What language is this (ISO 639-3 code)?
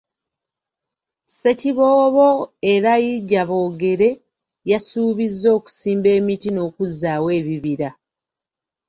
lug